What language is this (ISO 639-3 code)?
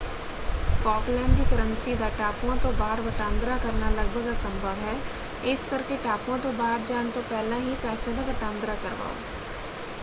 pan